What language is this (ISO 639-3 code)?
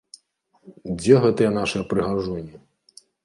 bel